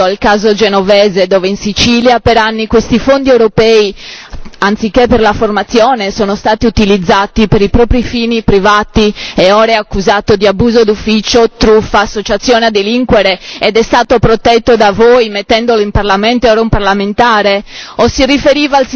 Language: Italian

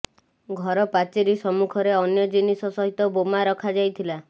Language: Odia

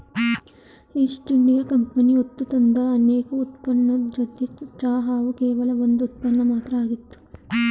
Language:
Kannada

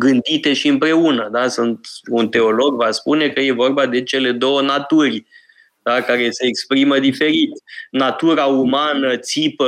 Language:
Romanian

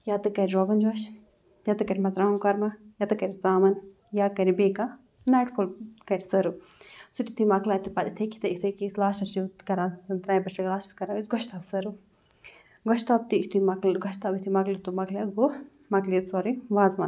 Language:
Kashmiri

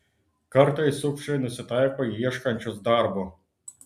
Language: Lithuanian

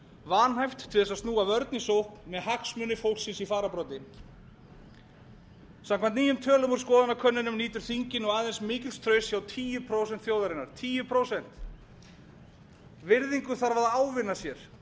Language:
Icelandic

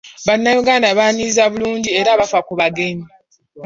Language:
Ganda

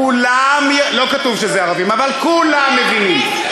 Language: Hebrew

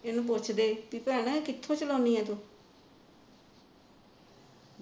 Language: Punjabi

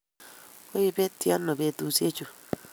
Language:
Kalenjin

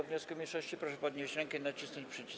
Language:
Polish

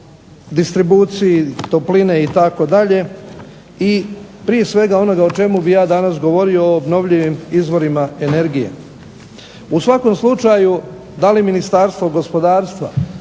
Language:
Croatian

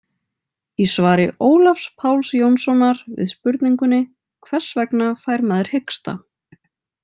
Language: Icelandic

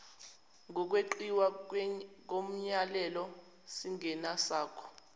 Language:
Zulu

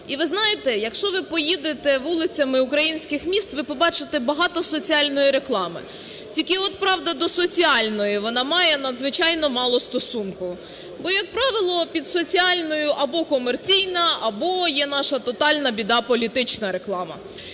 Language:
Ukrainian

